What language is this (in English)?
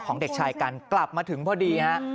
Thai